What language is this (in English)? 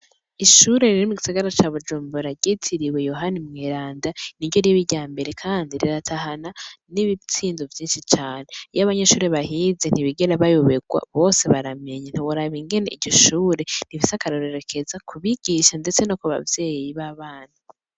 Rundi